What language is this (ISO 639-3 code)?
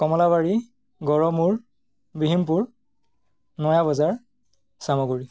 asm